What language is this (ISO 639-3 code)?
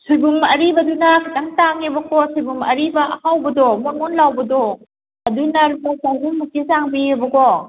mni